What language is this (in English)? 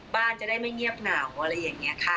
Thai